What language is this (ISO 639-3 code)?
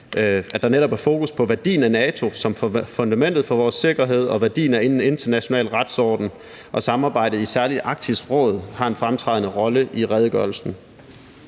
dan